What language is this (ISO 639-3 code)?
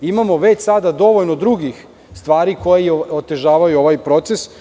srp